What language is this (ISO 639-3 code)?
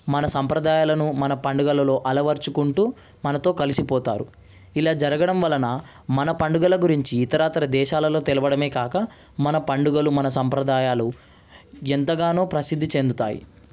tel